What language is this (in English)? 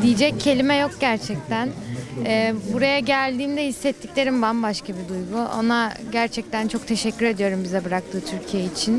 Turkish